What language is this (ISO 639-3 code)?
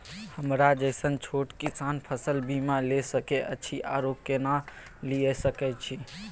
mai